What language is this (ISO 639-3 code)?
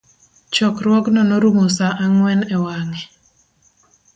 luo